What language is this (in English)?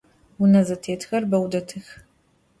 Adyghe